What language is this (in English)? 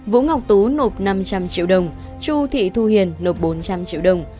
Vietnamese